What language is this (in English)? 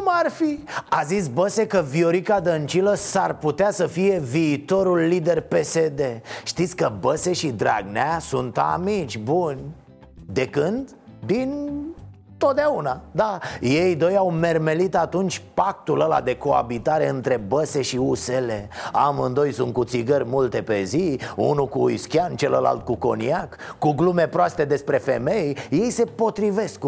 Romanian